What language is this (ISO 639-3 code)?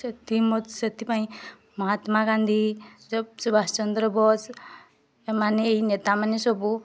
ori